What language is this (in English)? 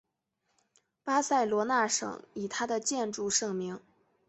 Chinese